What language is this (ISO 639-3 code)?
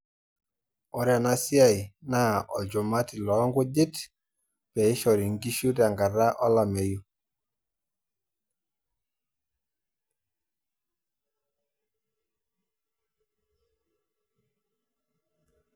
mas